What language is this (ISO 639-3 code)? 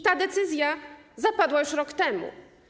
pol